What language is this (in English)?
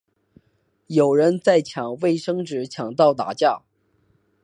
Chinese